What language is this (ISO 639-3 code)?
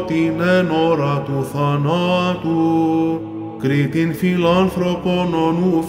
ell